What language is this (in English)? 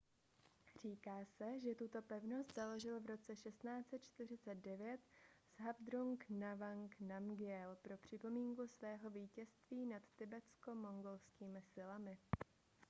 Czech